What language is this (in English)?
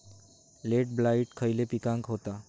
Marathi